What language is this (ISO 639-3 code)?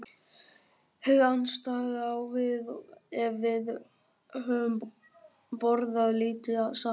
isl